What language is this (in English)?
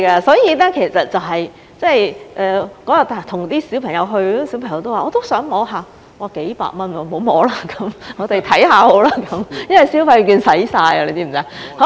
Cantonese